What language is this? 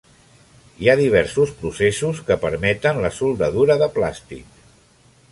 Catalan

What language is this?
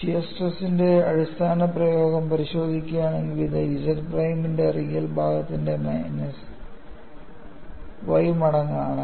Malayalam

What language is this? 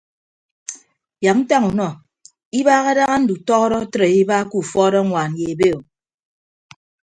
Ibibio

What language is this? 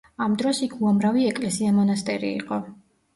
Georgian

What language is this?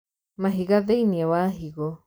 Kikuyu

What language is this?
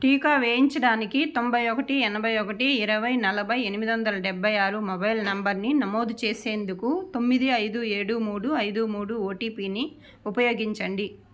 Telugu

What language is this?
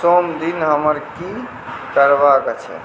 Maithili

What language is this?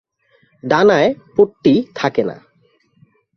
Bangla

